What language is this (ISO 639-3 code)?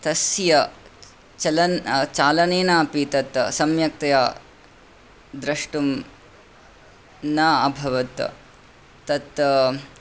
san